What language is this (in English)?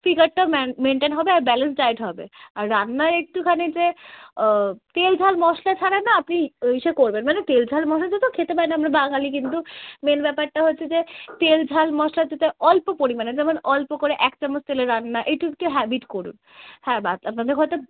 Bangla